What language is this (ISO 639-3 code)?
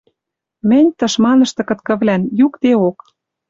mrj